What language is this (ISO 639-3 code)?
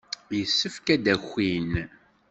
kab